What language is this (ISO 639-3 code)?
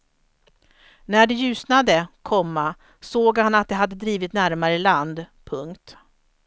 swe